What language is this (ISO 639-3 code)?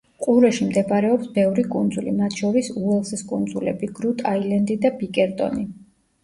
kat